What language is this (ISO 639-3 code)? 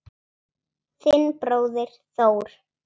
isl